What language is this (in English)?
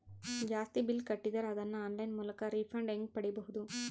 Kannada